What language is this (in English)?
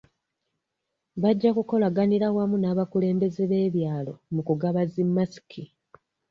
Ganda